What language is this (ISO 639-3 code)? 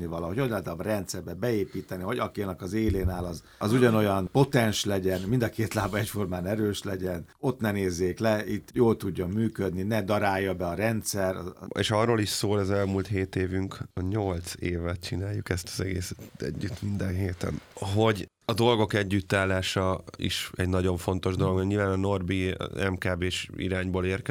hun